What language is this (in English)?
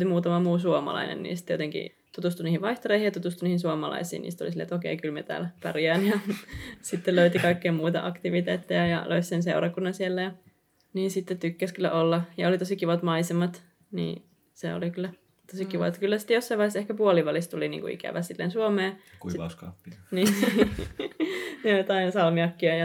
Finnish